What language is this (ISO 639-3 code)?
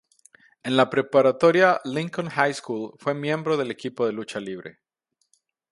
spa